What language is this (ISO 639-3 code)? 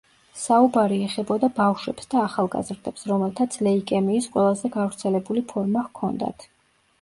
kat